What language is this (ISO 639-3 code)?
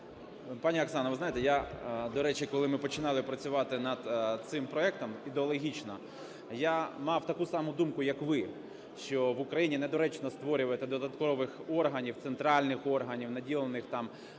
ukr